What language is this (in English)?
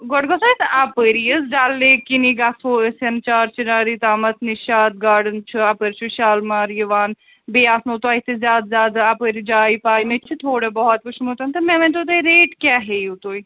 Kashmiri